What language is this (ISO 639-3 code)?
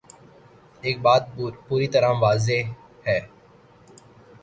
urd